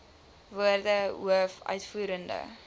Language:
Afrikaans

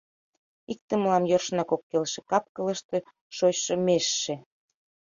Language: Mari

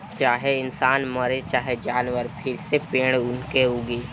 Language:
Bhojpuri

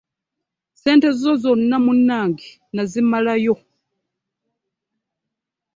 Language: Ganda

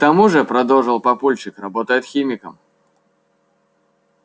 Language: Russian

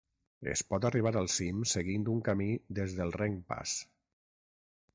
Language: Catalan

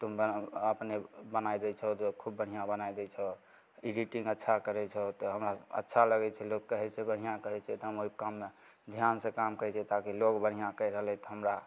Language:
Maithili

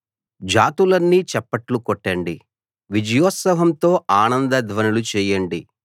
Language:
Telugu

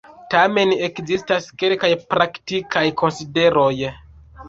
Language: Esperanto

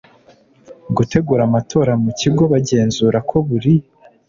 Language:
Kinyarwanda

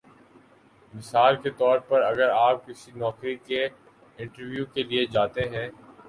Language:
Urdu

